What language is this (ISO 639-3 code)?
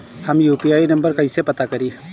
bho